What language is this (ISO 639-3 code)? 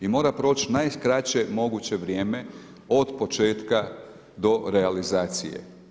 hrv